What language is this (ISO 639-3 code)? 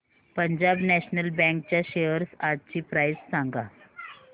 mar